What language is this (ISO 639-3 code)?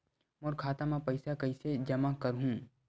hne